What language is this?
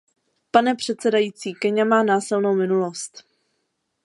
Czech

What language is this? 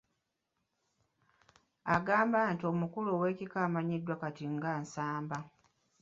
Ganda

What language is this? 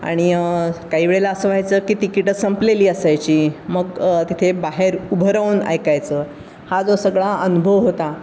Marathi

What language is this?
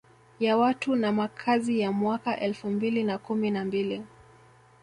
Swahili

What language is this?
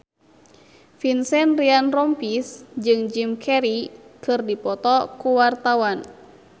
Sundanese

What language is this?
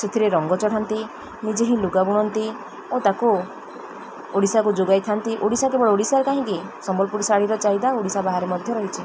Odia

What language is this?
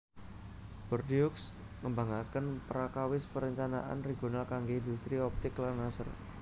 Javanese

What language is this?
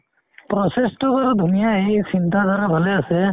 Assamese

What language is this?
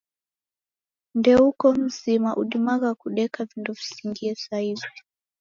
Taita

